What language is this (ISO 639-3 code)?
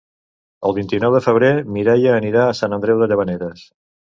cat